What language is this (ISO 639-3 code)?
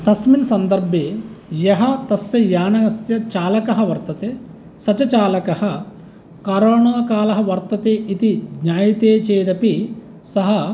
san